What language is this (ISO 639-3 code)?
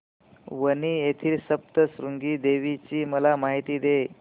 mar